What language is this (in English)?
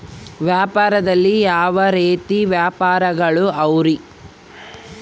Kannada